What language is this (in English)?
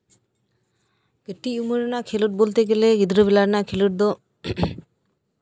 Santali